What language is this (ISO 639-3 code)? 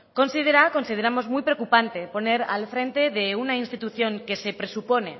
spa